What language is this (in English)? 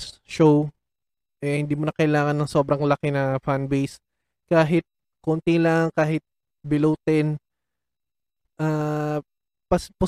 Filipino